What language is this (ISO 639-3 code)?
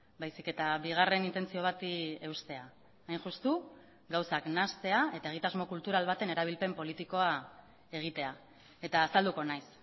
eus